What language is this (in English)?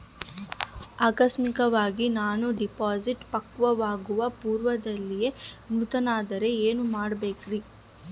Kannada